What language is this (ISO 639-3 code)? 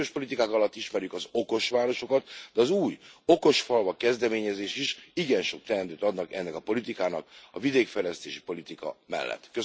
hun